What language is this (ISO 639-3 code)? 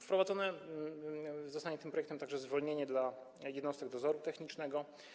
pol